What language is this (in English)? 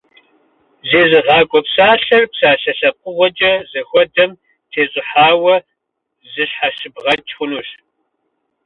Kabardian